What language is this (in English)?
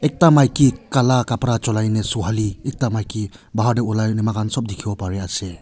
Naga Pidgin